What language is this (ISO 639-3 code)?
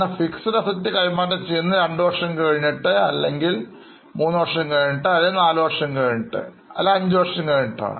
mal